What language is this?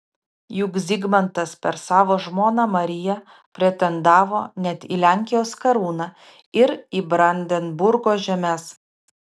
Lithuanian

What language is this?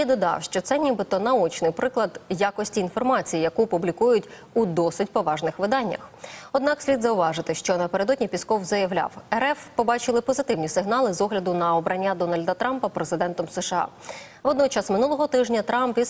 Ukrainian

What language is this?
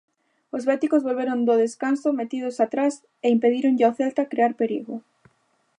Galician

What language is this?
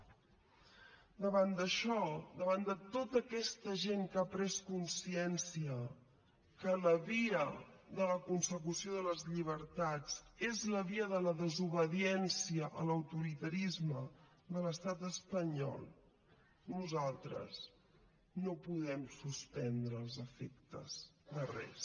Catalan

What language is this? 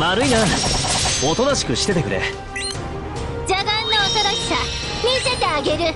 Japanese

